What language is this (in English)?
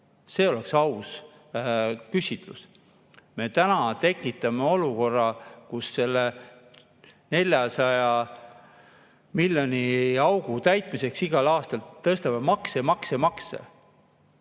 Estonian